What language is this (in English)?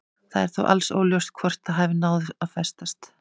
Icelandic